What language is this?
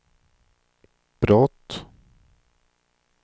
Swedish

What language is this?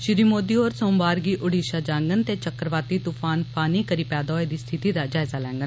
Dogri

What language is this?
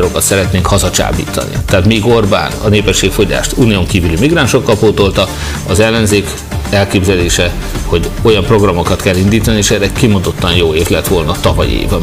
Hungarian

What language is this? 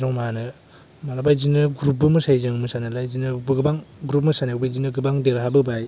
Bodo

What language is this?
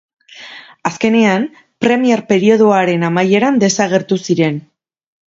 Basque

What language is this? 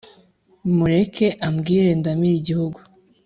Kinyarwanda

